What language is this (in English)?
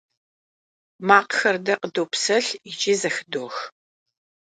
Kabardian